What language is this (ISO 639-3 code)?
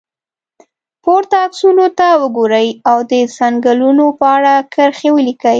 pus